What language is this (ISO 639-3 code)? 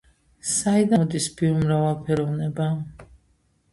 kat